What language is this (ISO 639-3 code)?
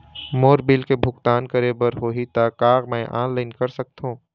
hne